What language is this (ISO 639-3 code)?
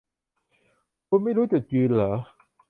tha